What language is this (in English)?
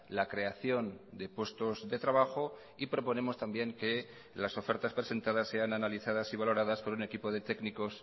Spanish